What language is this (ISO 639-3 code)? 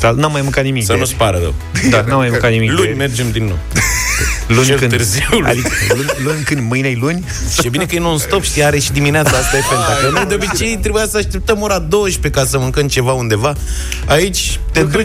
ron